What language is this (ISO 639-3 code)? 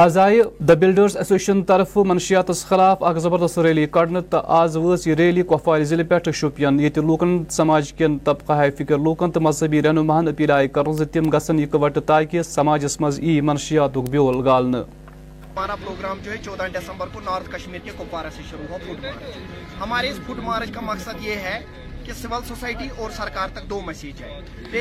urd